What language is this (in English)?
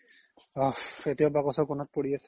Assamese